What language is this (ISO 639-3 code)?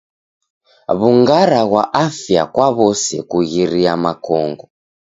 dav